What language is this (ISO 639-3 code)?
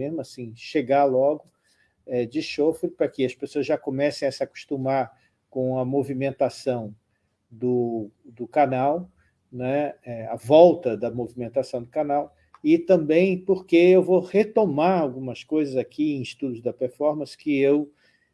por